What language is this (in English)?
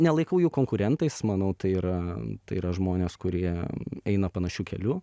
Lithuanian